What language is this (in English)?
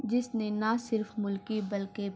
Urdu